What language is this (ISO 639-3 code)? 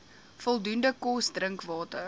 afr